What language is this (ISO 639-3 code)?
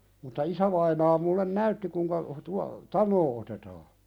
fin